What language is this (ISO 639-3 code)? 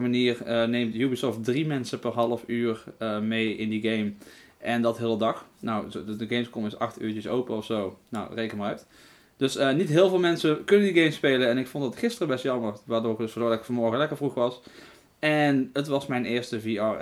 nld